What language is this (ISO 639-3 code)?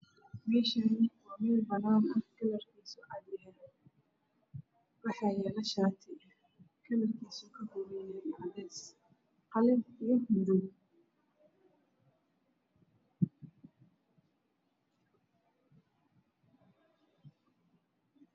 som